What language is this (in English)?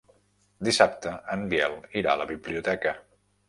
Catalan